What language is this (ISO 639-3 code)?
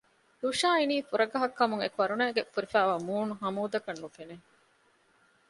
div